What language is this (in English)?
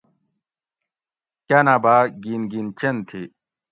Gawri